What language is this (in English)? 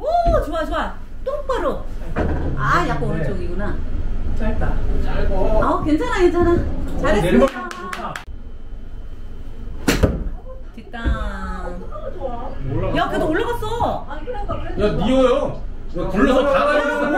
Korean